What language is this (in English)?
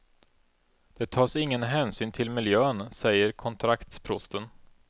Swedish